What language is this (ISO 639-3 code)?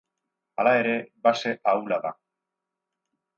eus